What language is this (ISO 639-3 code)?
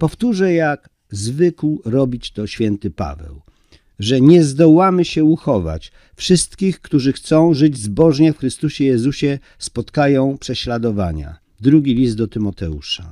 pol